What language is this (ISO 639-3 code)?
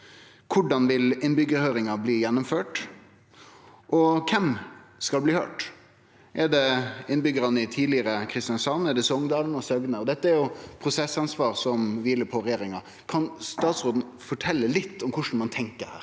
nor